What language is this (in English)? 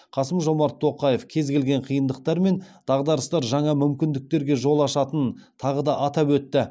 Kazakh